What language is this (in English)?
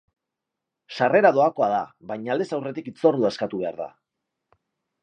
Basque